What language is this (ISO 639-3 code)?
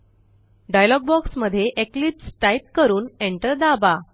mar